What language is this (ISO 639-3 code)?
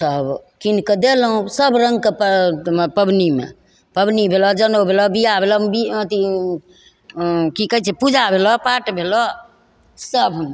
mai